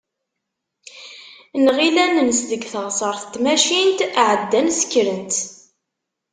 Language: Kabyle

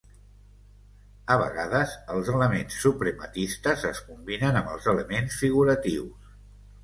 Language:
Catalan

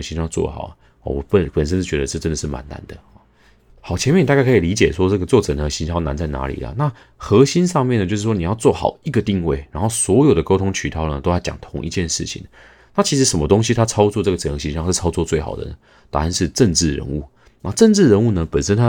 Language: Chinese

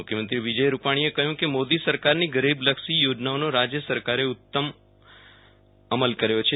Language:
Gujarati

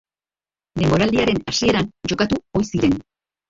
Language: Basque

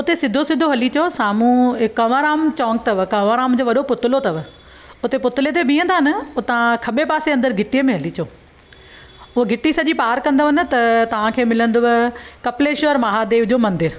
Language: Sindhi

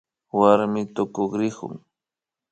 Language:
Imbabura Highland Quichua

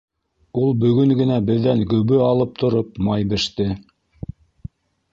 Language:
Bashkir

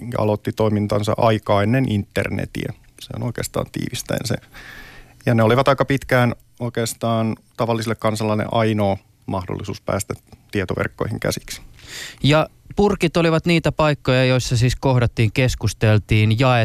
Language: Finnish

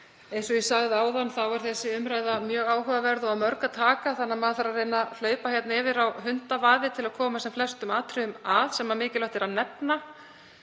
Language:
Icelandic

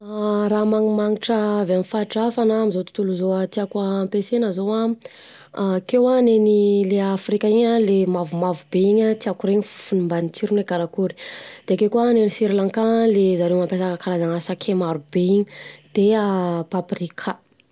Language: Southern Betsimisaraka Malagasy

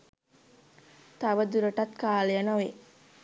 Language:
Sinhala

